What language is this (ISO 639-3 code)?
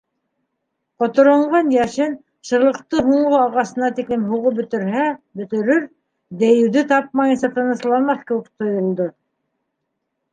bak